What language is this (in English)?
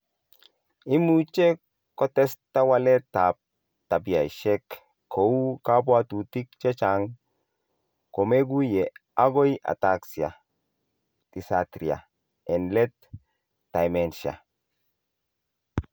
Kalenjin